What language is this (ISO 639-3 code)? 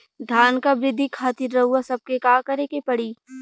bho